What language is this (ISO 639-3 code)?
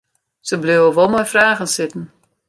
fry